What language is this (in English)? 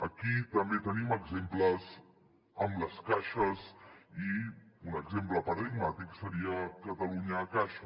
Catalan